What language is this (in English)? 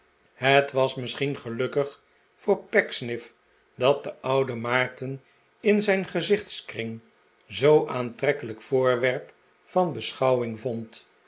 Dutch